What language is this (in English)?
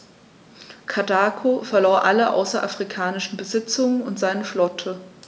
German